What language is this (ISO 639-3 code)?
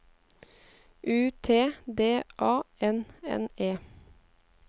nor